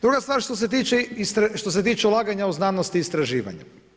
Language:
Croatian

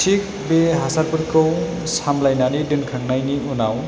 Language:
Bodo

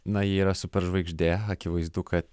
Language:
Lithuanian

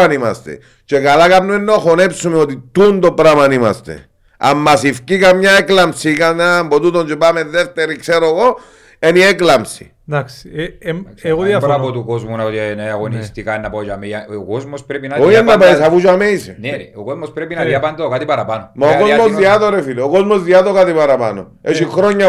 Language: Greek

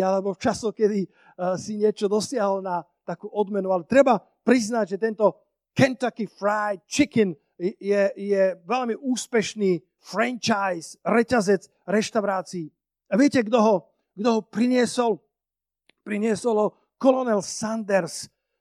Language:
Slovak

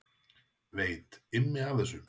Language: Icelandic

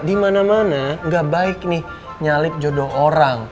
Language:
Indonesian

